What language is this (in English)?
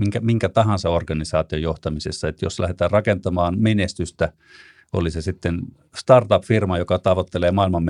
Finnish